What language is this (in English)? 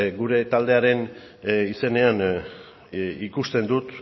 Basque